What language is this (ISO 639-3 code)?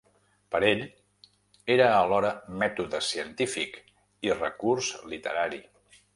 cat